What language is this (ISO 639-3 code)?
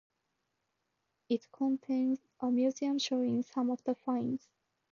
eng